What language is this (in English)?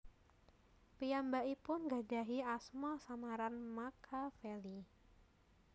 Javanese